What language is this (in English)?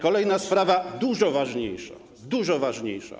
Polish